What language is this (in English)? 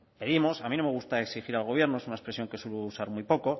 Spanish